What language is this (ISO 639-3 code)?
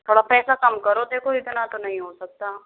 hin